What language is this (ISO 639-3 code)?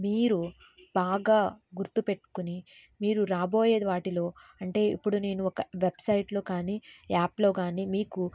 tel